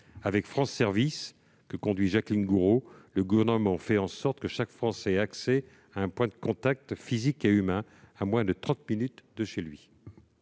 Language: French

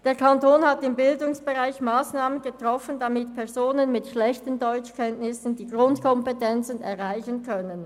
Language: Swiss German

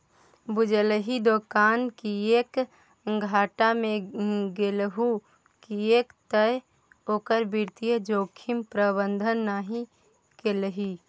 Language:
Maithili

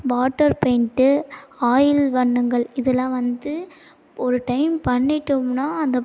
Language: Tamil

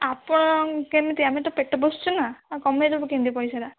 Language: Odia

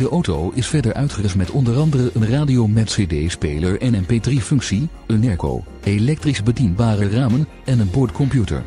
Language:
Dutch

